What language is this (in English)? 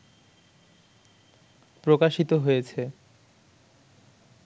Bangla